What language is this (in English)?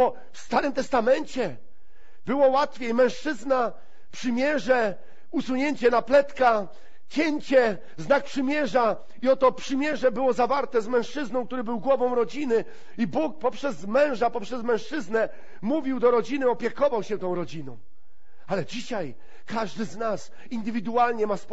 Polish